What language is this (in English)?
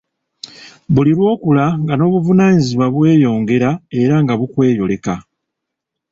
Ganda